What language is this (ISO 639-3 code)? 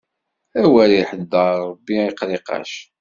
kab